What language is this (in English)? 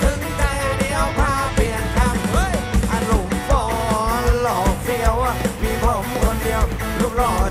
Thai